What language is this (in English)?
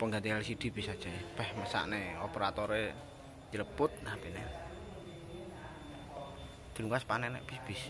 Indonesian